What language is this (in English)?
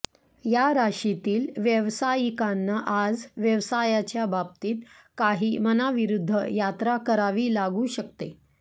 Marathi